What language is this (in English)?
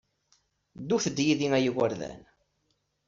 Kabyle